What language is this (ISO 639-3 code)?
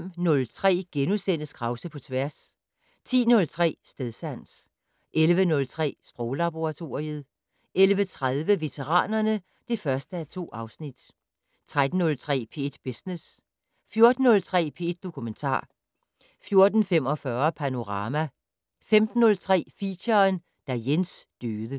dan